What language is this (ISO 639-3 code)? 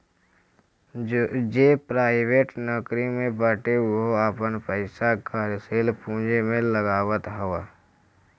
bho